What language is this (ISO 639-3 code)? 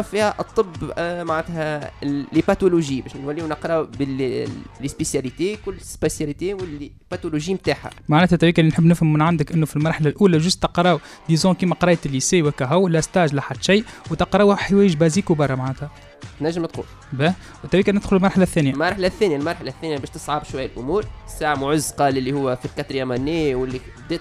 ara